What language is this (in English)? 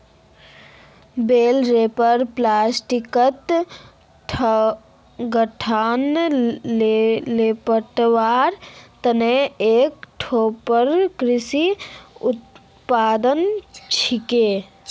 Magahi